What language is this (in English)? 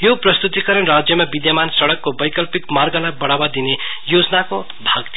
Nepali